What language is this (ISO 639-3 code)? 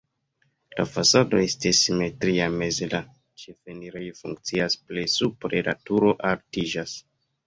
epo